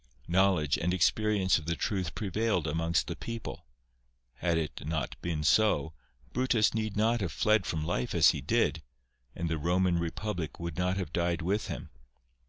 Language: English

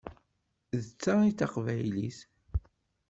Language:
Kabyle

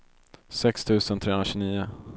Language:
Swedish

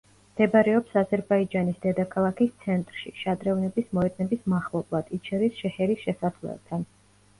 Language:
Georgian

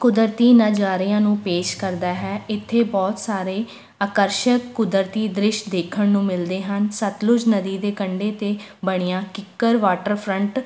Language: Punjabi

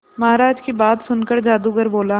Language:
Hindi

